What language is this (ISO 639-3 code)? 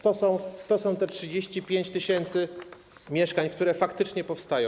pol